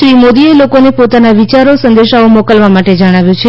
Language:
Gujarati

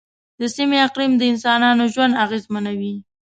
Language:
Pashto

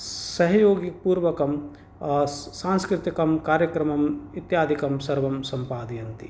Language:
Sanskrit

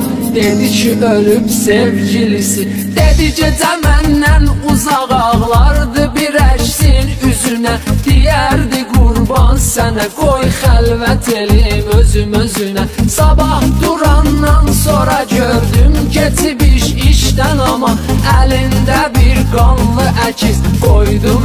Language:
Turkish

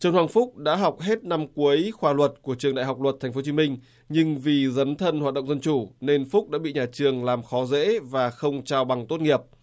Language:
Vietnamese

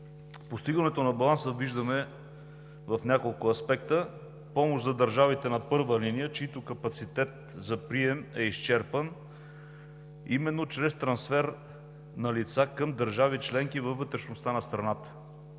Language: Bulgarian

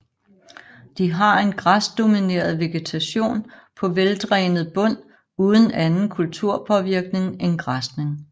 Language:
Danish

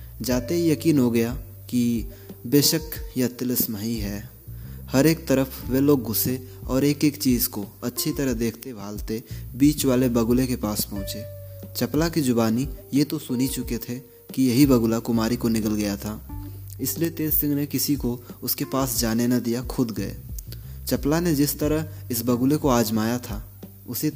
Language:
Hindi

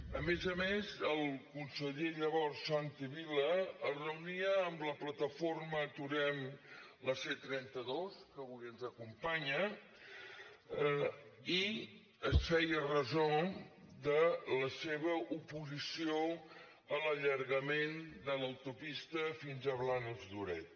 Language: Catalan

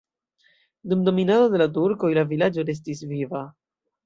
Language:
Esperanto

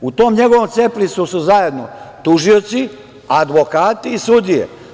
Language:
Serbian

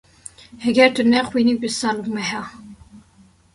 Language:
Kurdish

